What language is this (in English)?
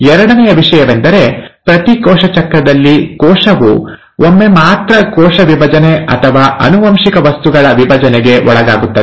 Kannada